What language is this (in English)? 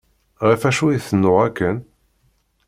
Kabyle